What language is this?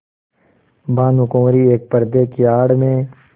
Hindi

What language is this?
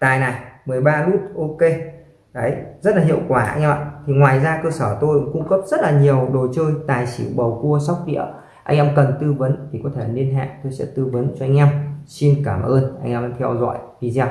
Vietnamese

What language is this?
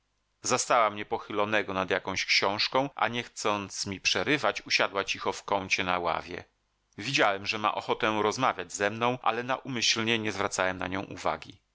Polish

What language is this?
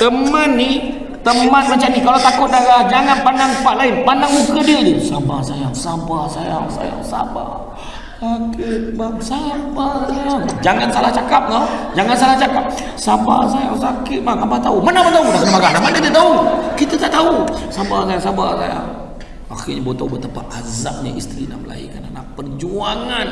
Malay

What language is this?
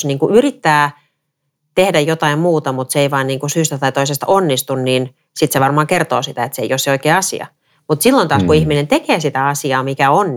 Finnish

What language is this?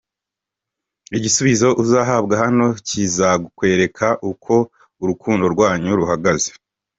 Kinyarwanda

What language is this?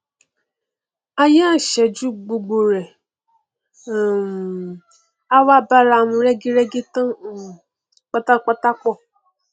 Yoruba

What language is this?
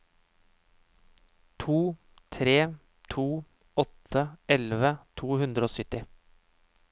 Norwegian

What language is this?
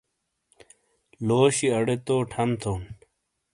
Shina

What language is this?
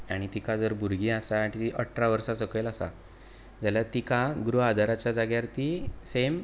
Konkani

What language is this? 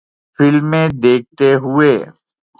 Urdu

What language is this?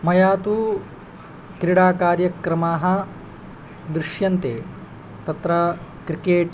Sanskrit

